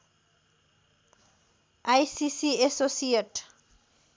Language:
Nepali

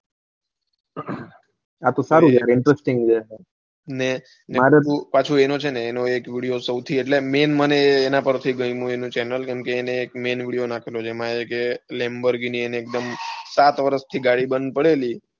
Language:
Gujarati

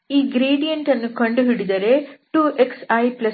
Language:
Kannada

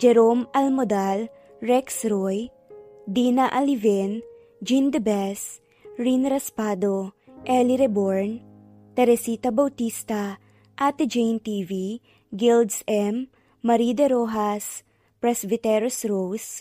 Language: Filipino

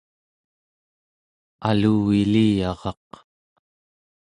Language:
Central Yupik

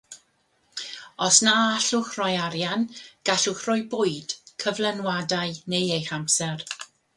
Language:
Welsh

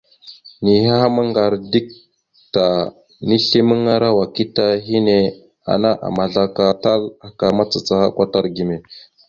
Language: Mada (Cameroon)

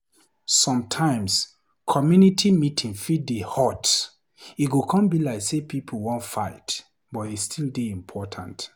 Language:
Nigerian Pidgin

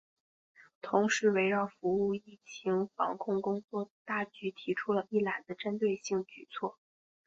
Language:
Chinese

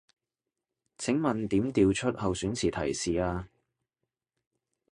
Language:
Cantonese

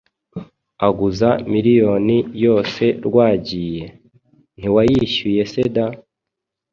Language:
Kinyarwanda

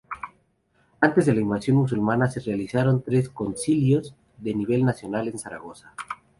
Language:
Spanish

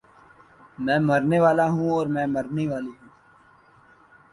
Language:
Urdu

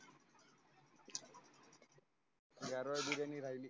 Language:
Marathi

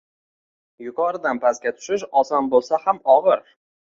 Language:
Uzbek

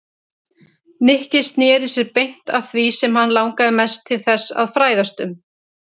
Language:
Icelandic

